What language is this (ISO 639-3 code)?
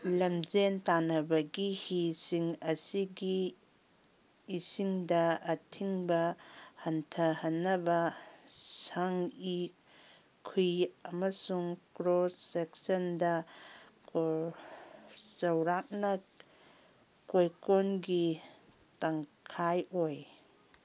mni